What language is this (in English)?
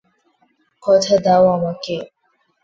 Bangla